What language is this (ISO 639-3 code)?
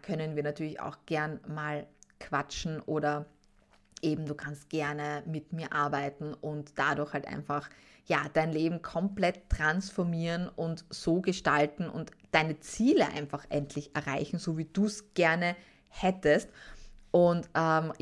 deu